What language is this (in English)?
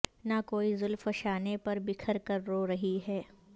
Urdu